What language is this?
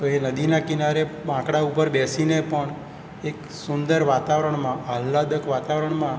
Gujarati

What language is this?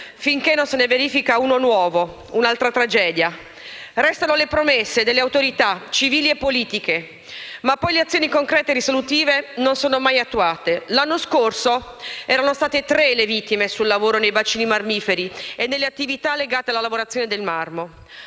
Italian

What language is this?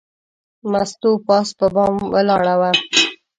Pashto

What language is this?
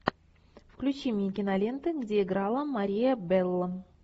Russian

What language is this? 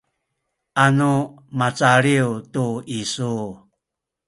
Sakizaya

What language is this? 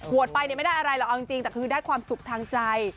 Thai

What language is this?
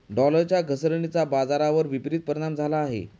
Marathi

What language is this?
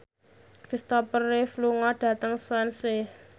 Javanese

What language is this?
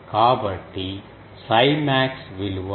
Telugu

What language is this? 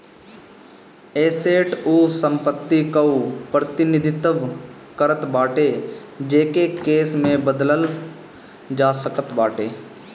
Bhojpuri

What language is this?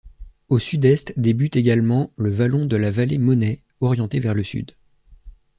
French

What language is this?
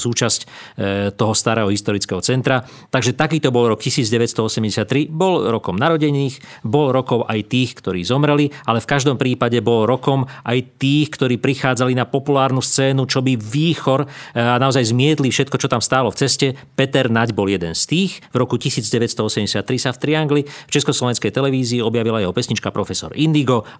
Slovak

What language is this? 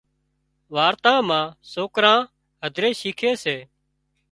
Wadiyara Koli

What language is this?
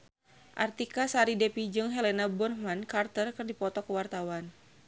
Sundanese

